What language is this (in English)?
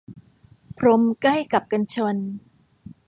Thai